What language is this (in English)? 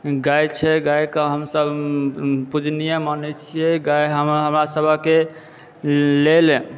Maithili